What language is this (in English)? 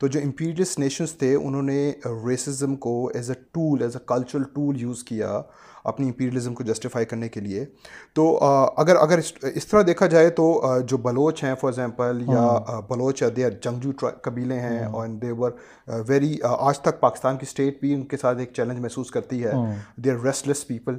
Urdu